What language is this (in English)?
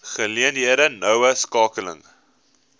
Afrikaans